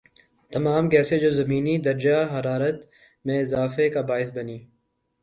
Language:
Urdu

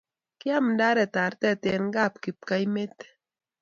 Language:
Kalenjin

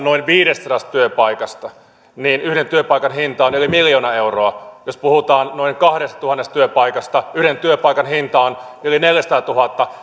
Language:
Finnish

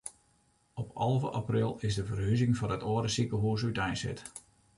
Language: Western Frisian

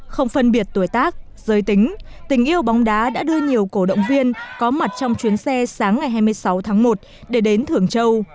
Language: Vietnamese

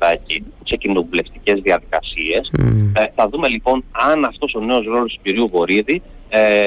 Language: Greek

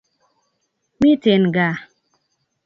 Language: Kalenjin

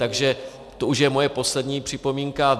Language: Czech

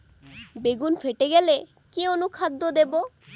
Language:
Bangla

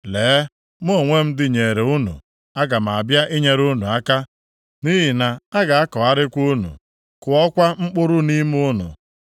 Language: Igbo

